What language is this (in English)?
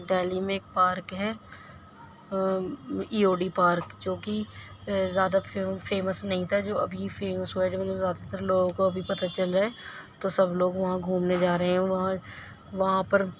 Urdu